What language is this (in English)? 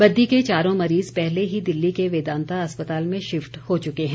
Hindi